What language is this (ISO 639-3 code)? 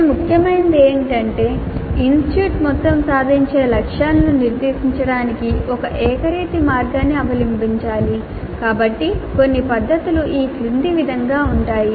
tel